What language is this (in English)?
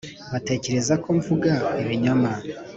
Kinyarwanda